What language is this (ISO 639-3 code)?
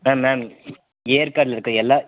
tam